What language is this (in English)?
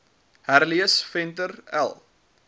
Afrikaans